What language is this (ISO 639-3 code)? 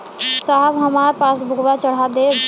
bho